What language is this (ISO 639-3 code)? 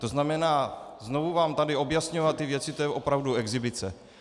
ces